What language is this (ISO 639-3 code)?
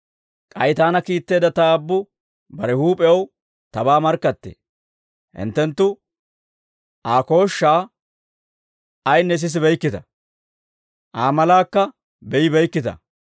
dwr